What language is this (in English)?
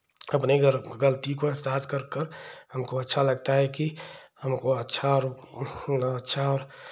Hindi